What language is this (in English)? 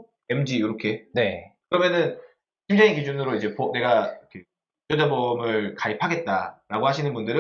Korean